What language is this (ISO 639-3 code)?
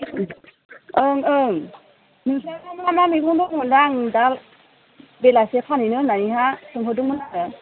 brx